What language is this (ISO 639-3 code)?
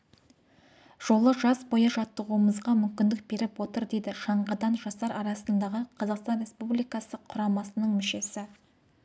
kaz